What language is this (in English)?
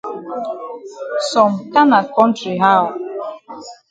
Cameroon Pidgin